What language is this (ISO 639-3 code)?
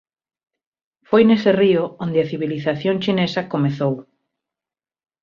glg